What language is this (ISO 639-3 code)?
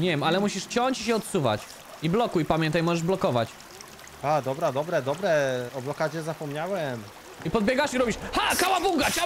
pol